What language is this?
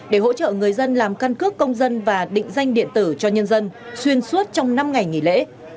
Vietnamese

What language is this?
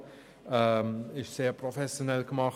Swiss German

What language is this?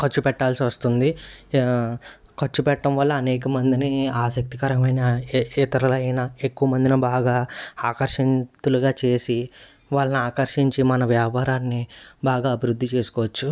Telugu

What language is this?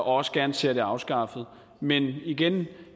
Danish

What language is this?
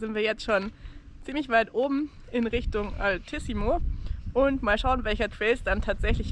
German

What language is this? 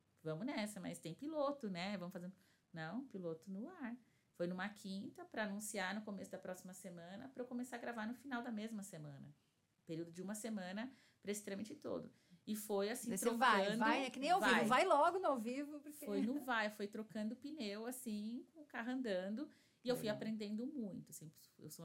Portuguese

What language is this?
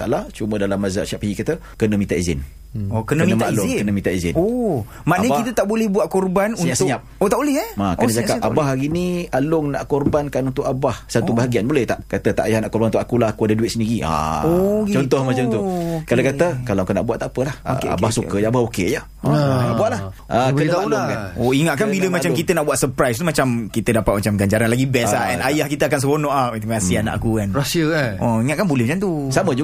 Malay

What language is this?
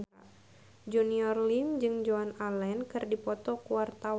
Sundanese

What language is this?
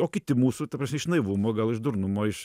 Lithuanian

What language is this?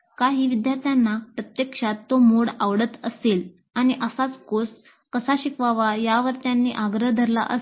Marathi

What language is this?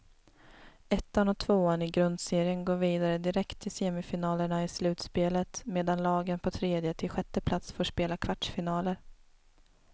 Swedish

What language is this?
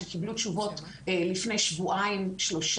Hebrew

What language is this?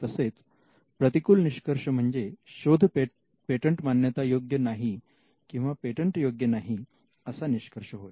Marathi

